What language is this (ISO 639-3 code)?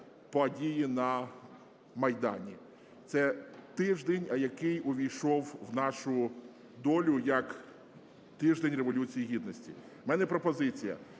ukr